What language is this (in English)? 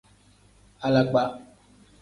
Tem